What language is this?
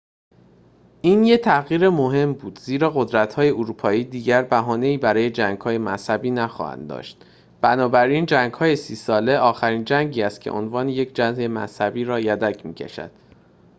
Persian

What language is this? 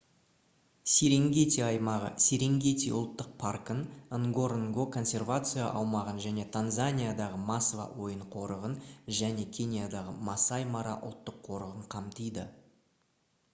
Kazakh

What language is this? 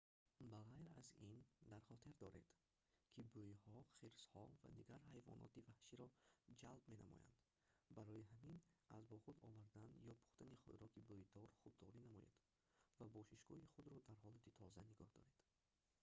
Tajik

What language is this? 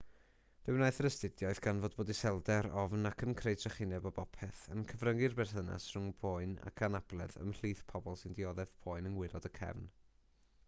Welsh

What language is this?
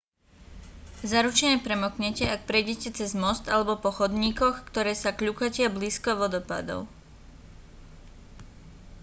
Slovak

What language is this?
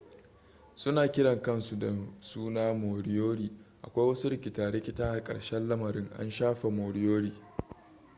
Hausa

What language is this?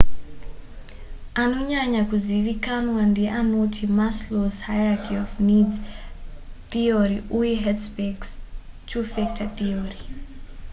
Shona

